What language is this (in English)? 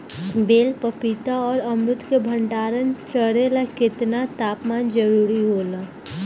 Bhojpuri